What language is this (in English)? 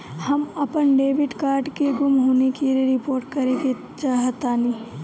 Bhojpuri